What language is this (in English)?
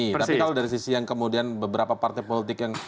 Indonesian